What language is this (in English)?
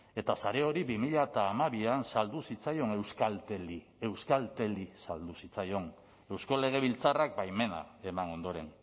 Basque